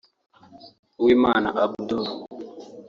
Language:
Kinyarwanda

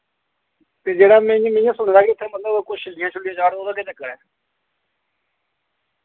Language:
Dogri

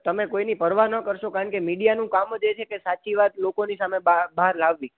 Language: Gujarati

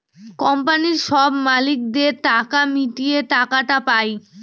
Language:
Bangla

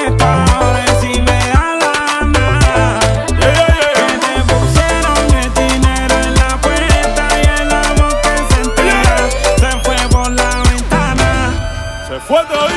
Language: Romanian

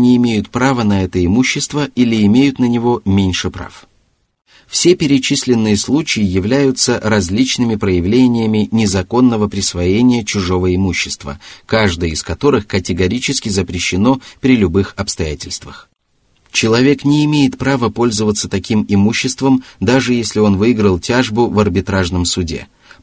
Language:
Russian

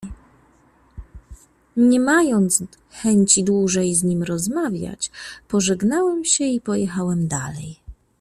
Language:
Polish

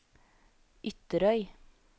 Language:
Norwegian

